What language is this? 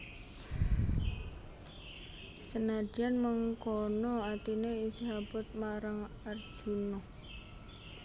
Javanese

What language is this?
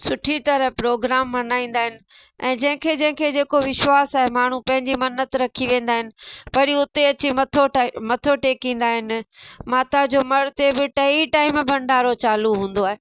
Sindhi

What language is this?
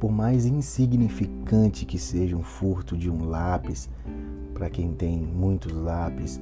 Portuguese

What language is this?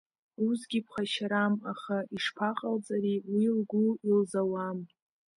Abkhazian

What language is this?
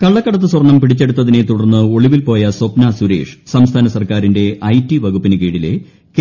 Malayalam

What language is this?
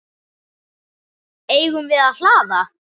Icelandic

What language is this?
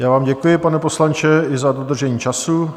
Czech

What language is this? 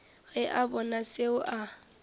Northern Sotho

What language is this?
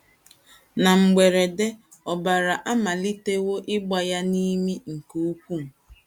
Igbo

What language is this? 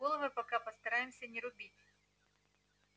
Russian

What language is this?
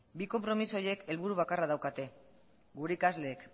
Basque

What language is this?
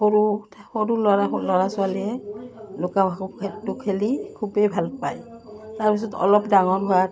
Assamese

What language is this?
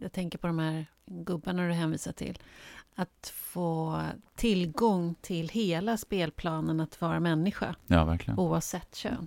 Swedish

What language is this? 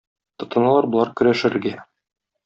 Tatar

